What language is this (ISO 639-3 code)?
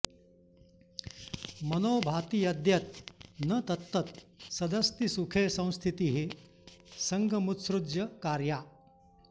san